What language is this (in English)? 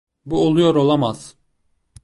Turkish